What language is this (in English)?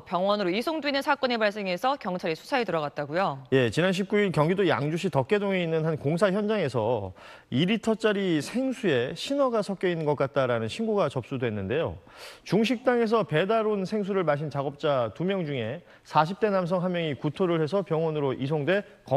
Korean